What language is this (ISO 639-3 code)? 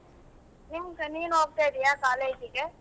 kan